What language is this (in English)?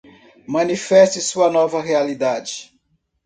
Portuguese